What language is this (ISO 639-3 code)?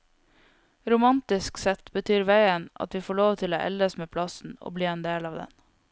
nor